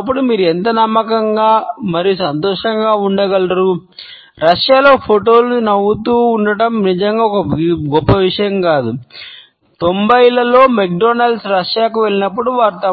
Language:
Telugu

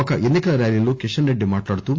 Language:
Telugu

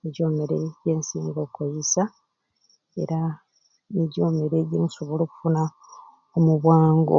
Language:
Ruuli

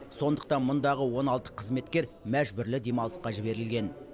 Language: Kazakh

